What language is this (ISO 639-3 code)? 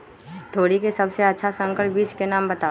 mag